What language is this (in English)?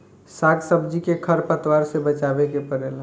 Bhojpuri